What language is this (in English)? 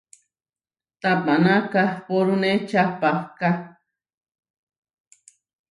Huarijio